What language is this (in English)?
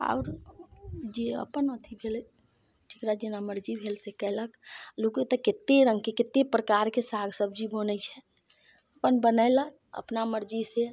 Maithili